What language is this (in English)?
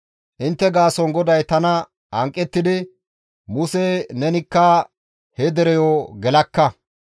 Gamo